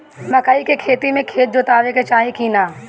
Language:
Bhojpuri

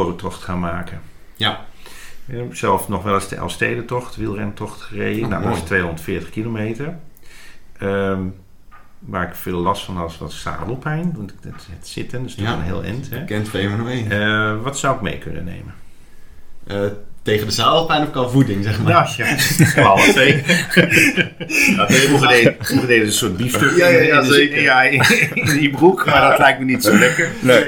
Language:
Dutch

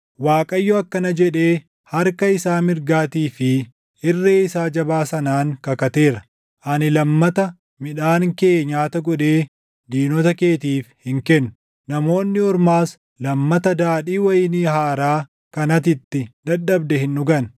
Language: Oromo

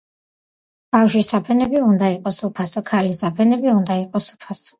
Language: Georgian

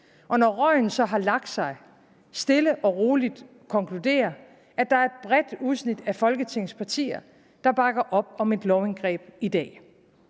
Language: Danish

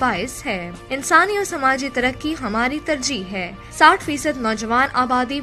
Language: Hindi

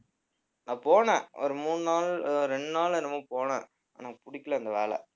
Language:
Tamil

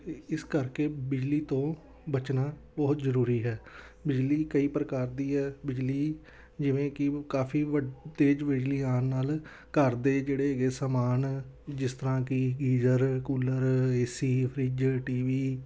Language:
Punjabi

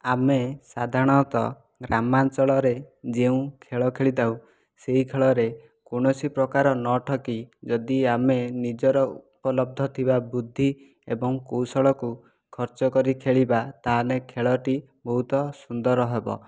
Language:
Odia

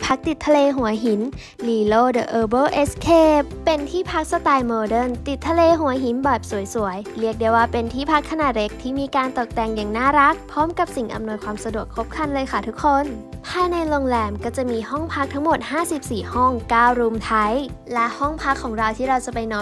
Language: Thai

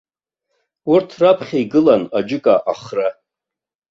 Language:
Abkhazian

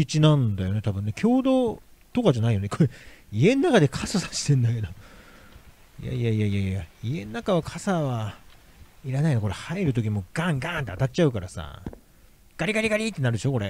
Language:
Japanese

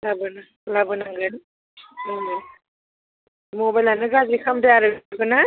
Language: Bodo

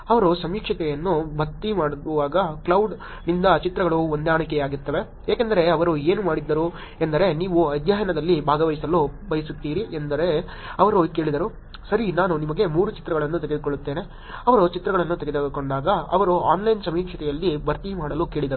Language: Kannada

